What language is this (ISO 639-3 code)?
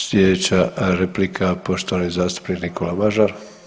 hrv